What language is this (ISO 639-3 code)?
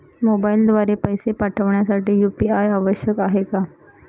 mar